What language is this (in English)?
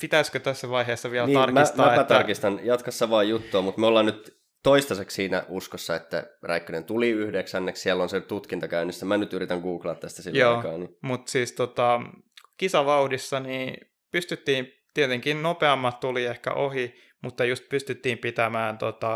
Finnish